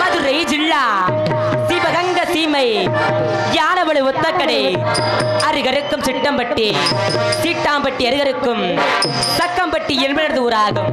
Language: Hindi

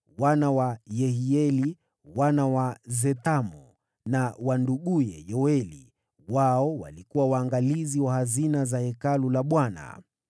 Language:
Swahili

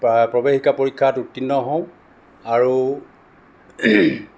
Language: Assamese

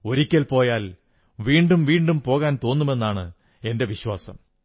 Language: Malayalam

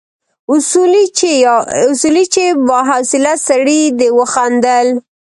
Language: Pashto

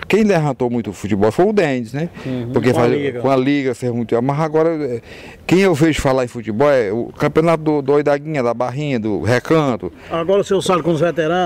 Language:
Portuguese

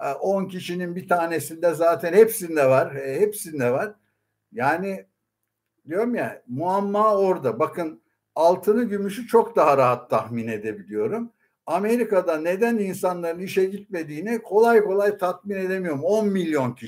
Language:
Turkish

